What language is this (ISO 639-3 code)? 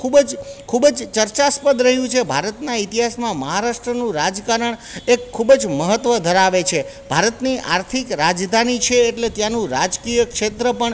guj